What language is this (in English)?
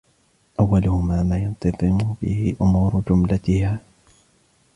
Arabic